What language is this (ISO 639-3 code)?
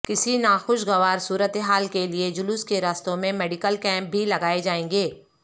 urd